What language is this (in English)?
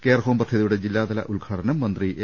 Malayalam